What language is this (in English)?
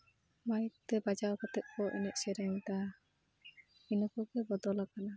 Santali